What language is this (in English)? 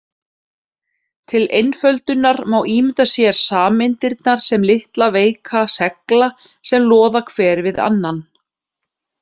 Icelandic